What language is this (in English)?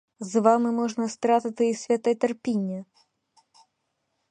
Ukrainian